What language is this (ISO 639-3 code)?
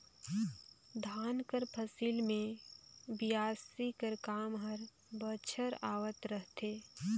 hne